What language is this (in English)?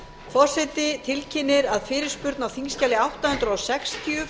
Icelandic